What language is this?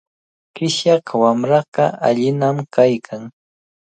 Cajatambo North Lima Quechua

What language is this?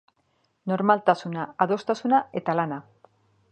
Basque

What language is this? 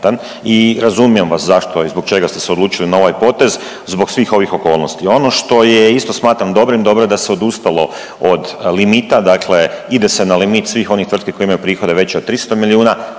Croatian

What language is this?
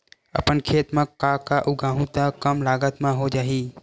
Chhattisgarhi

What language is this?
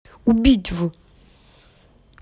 Russian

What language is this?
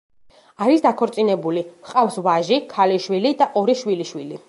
Georgian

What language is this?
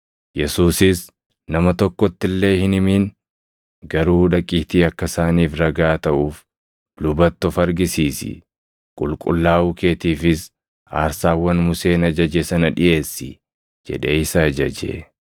Oromo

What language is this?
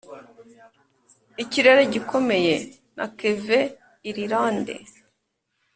Kinyarwanda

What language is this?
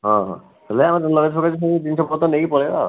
Odia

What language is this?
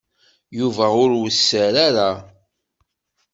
Kabyle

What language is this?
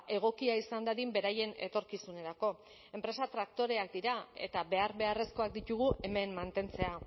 Basque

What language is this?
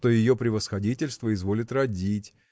Russian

